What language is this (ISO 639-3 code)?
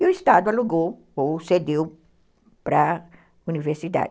por